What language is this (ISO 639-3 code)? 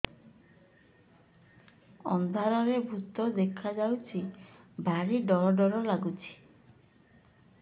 ori